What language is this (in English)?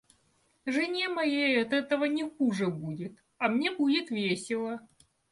Russian